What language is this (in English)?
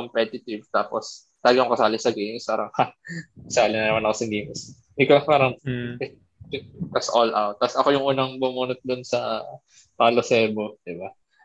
Filipino